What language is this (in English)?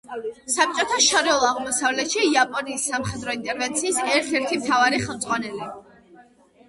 Georgian